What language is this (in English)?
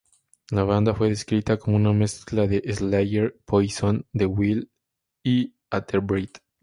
Spanish